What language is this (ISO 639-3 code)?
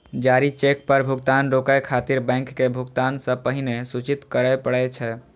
mai